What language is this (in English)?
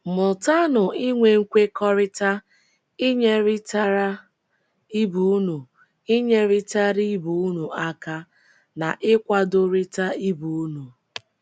Igbo